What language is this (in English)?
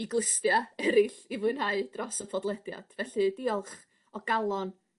Welsh